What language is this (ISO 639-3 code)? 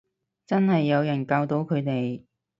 yue